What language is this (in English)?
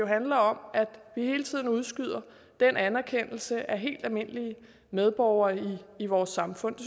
Danish